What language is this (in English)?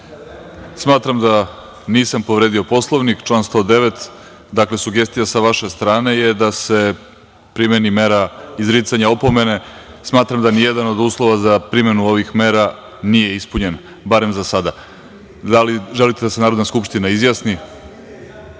Serbian